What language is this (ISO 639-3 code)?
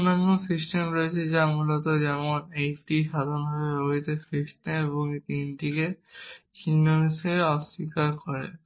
ben